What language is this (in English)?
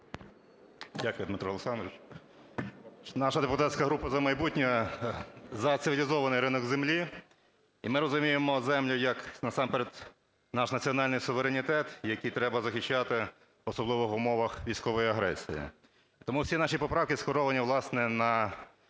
Ukrainian